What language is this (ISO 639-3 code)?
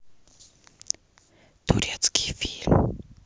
rus